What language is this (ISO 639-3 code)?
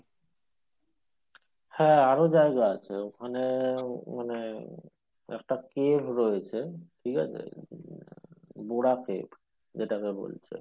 ben